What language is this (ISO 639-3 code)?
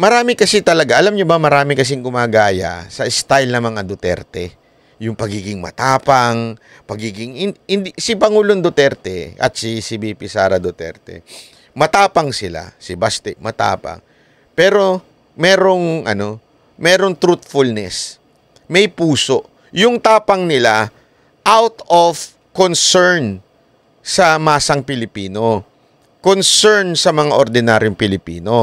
fil